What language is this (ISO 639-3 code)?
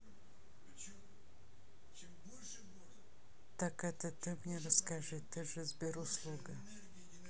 rus